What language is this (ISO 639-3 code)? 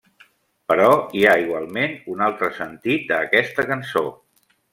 cat